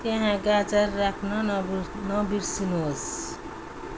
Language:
Nepali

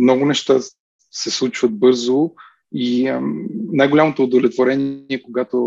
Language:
Bulgarian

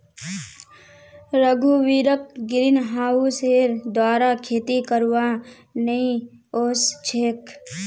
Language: Magahi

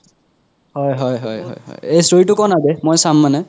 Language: Assamese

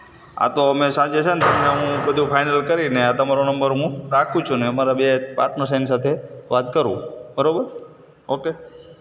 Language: Gujarati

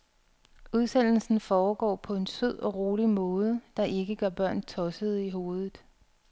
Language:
Danish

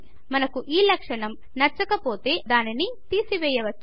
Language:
Telugu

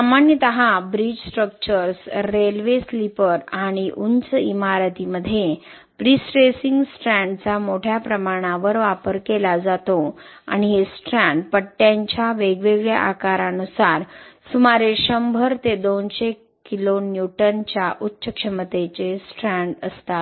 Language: Marathi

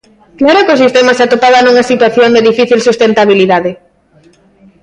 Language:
Galician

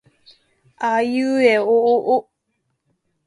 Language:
Japanese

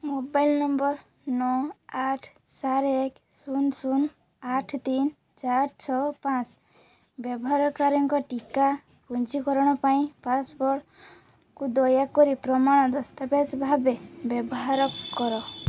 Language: Odia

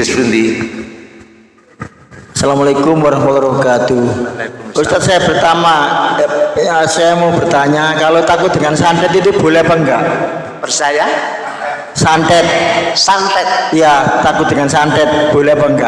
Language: Indonesian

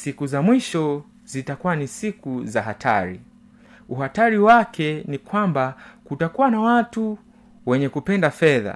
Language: Swahili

